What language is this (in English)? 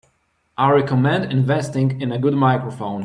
English